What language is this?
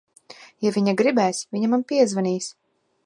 Latvian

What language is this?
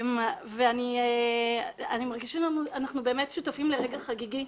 Hebrew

